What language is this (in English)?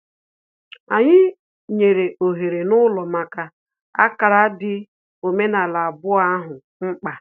Igbo